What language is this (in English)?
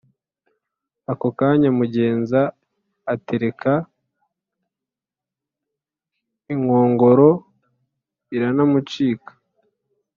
Kinyarwanda